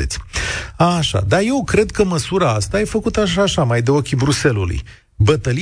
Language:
Romanian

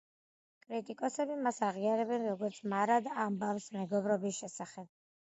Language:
Georgian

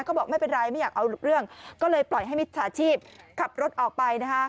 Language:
Thai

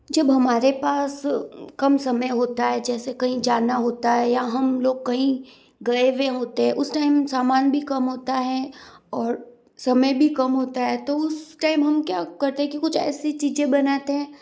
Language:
Hindi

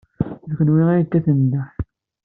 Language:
Kabyle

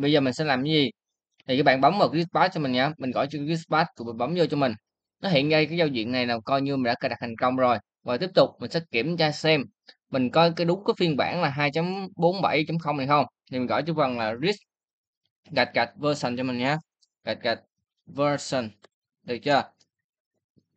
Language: Vietnamese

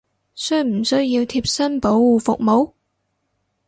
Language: Cantonese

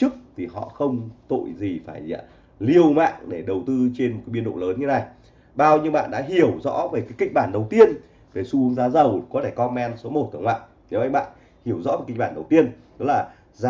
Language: Vietnamese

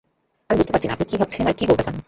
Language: Bangla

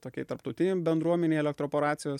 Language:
Lithuanian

